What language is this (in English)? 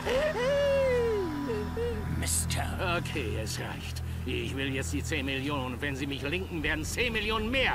German